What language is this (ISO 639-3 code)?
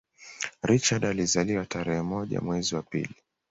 swa